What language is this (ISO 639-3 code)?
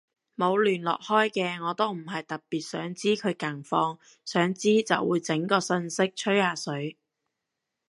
yue